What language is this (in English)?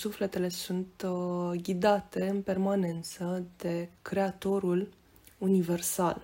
Romanian